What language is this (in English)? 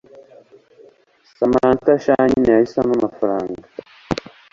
Kinyarwanda